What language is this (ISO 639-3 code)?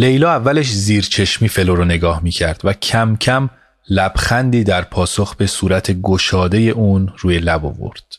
fas